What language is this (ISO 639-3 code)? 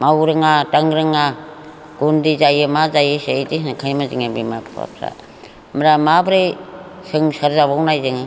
brx